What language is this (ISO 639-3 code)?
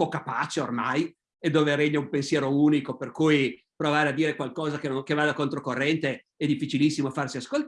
ita